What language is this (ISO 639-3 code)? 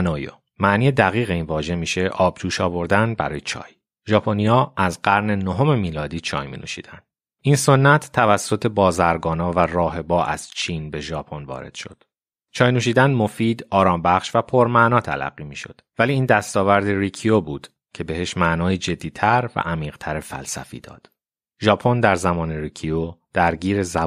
fas